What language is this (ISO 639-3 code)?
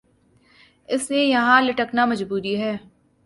urd